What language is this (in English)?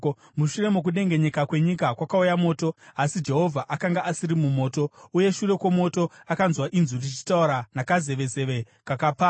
Shona